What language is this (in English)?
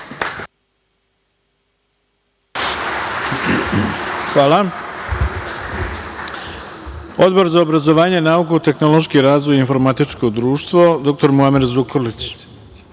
Serbian